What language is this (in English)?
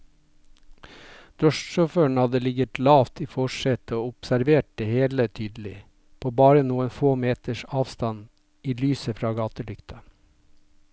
Norwegian